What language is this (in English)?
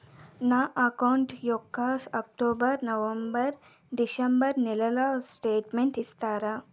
Telugu